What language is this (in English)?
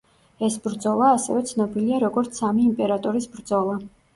Georgian